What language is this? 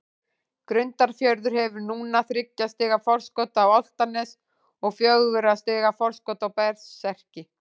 Icelandic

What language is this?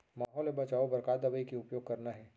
Chhattisgarhi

